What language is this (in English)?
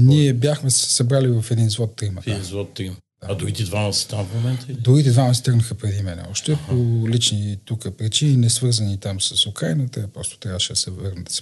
Bulgarian